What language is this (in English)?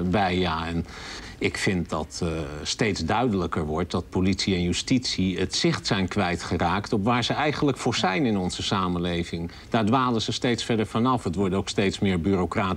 Dutch